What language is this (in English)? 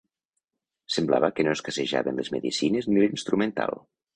Catalan